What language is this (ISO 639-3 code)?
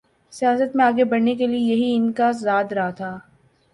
urd